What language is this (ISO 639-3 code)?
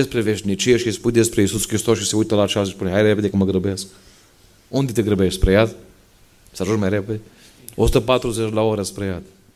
ron